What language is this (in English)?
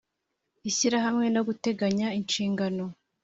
Kinyarwanda